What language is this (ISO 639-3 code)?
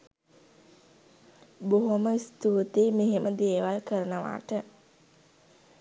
sin